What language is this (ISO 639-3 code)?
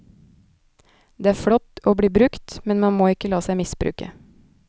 nor